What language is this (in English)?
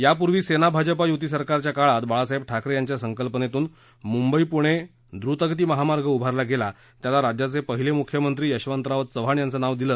Marathi